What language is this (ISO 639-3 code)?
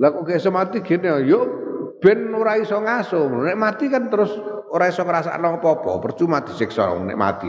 ind